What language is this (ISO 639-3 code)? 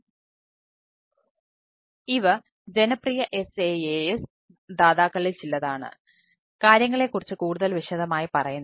mal